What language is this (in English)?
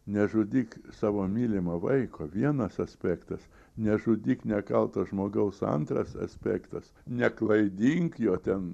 Lithuanian